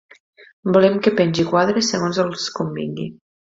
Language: Catalan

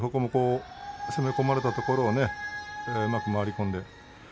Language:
Japanese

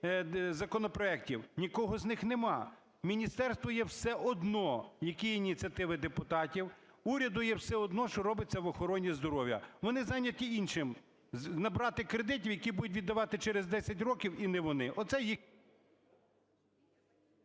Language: Ukrainian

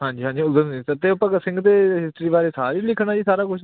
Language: Punjabi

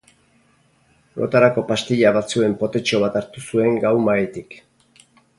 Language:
Basque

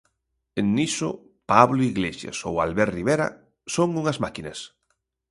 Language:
Galician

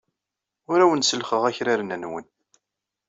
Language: Kabyle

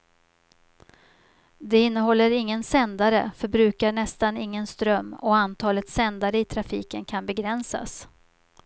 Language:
Swedish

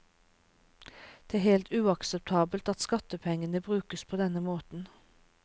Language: Norwegian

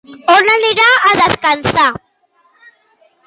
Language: Catalan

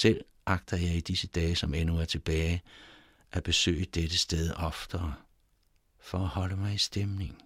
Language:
Danish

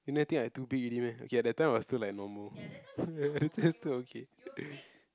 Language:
English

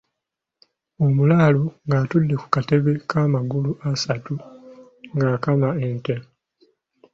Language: Ganda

